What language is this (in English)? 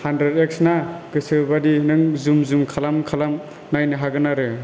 Bodo